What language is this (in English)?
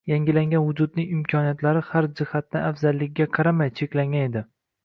Uzbek